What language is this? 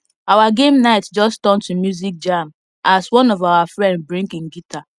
Nigerian Pidgin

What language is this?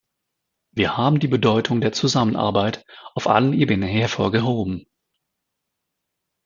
German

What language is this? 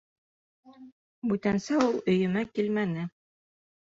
Bashkir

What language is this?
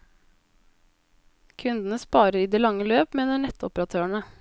Norwegian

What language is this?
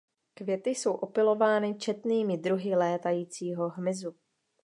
Czech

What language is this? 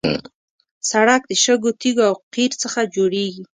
Pashto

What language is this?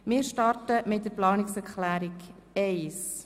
Swiss German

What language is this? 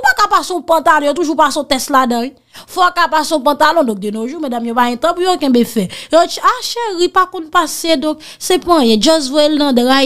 French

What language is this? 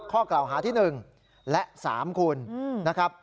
Thai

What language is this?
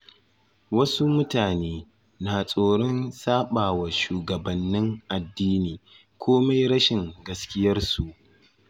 Hausa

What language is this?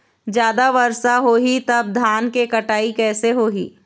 Chhattisgarhi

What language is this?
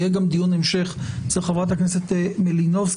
Hebrew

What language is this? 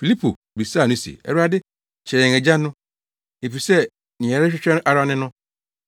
Akan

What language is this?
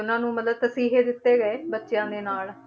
Punjabi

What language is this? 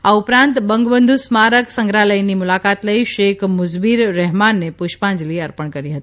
Gujarati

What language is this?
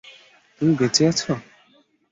Bangla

